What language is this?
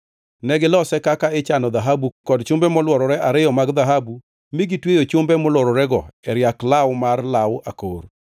Luo (Kenya and Tanzania)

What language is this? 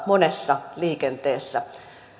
Finnish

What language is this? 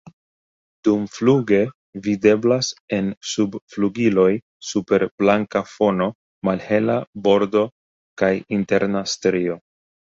Esperanto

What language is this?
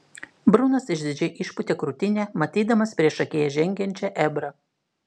Lithuanian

